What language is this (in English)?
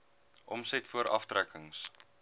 Afrikaans